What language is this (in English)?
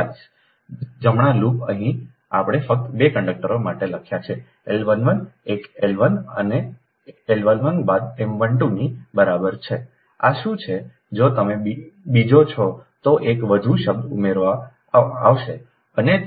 Gujarati